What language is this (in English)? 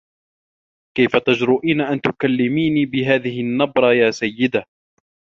Arabic